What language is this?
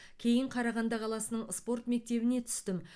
Kazakh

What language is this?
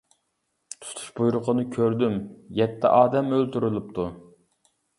Uyghur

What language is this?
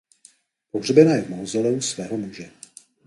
Czech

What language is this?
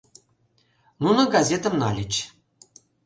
Mari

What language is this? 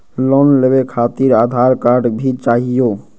Magahi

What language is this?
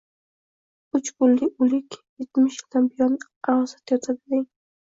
Uzbek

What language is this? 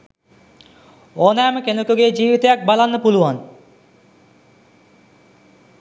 Sinhala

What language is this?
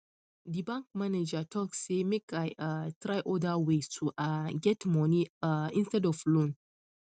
Nigerian Pidgin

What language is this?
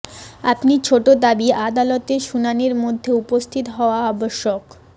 Bangla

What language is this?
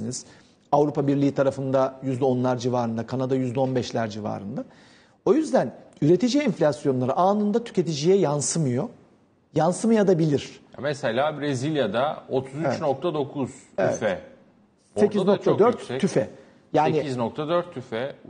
Turkish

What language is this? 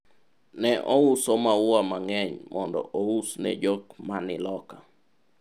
Luo (Kenya and Tanzania)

